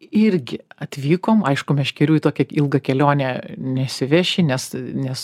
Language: Lithuanian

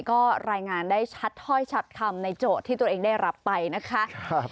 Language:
Thai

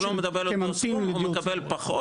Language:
Hebrew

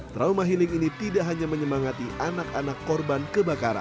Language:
Indonesian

